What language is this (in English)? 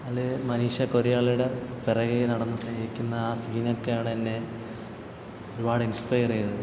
Malayalam